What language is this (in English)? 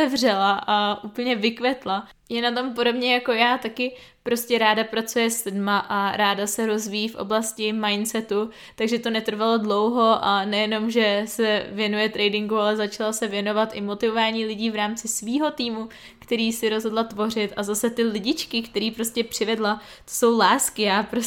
Czech